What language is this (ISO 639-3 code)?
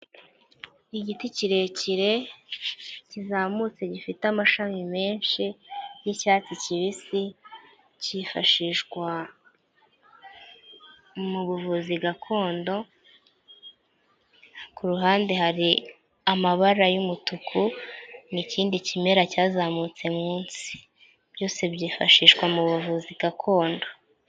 kin